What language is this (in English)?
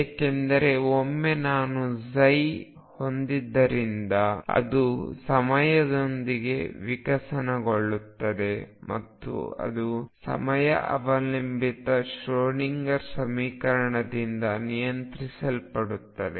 Kannada